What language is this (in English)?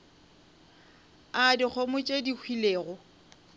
Northern Sotho